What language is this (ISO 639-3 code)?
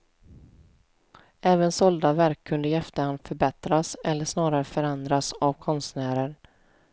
swe